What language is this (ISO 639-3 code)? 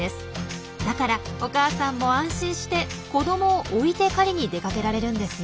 jpn